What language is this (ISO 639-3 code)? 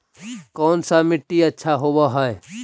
mag